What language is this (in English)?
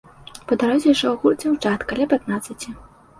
Belarusian